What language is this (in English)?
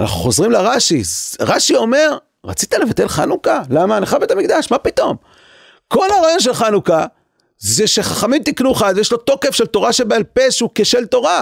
Hebrew